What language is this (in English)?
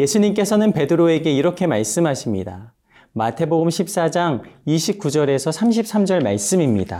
Korean